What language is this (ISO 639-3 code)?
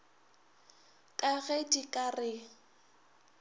nso